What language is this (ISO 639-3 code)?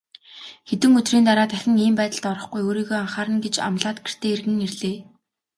mon